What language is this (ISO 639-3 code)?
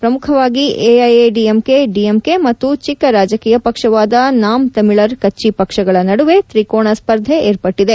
kan